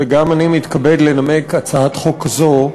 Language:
Hebrew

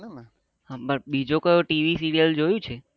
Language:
Gujarati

